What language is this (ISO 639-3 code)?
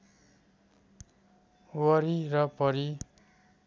nep